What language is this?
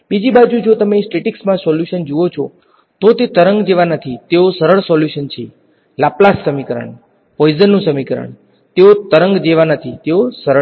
Gujarati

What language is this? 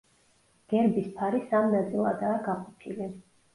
Georgian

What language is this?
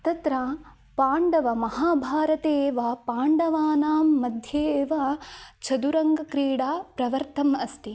Sanskrit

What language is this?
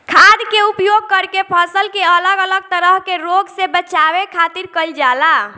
Bhojpuri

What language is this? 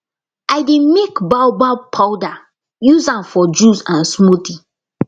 Nigerian Pidgin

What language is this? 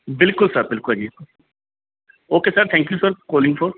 Punjabi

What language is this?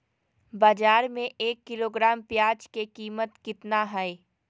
Magahi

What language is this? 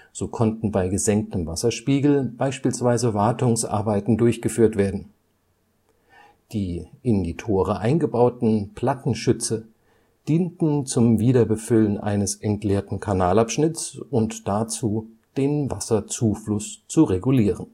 German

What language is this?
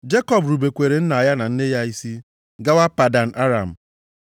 Igbo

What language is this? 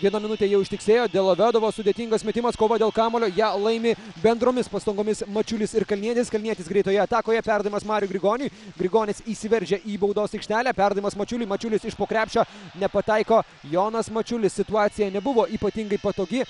Lithuanian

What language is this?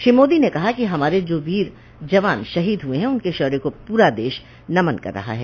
Hindi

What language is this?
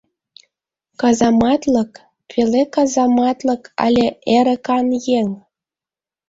Mari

